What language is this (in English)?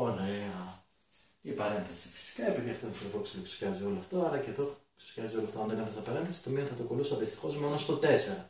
Greek